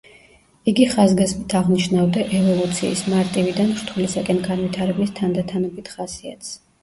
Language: Georgian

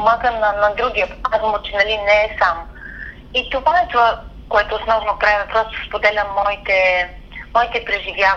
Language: Bulgarian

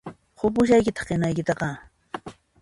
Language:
Puno Quechua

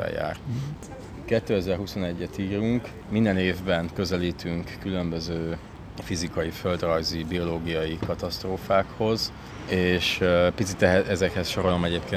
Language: Hungarian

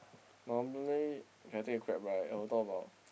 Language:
English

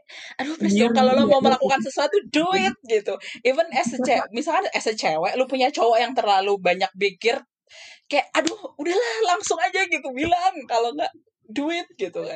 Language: Indonesian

